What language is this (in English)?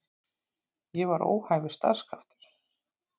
Icelandic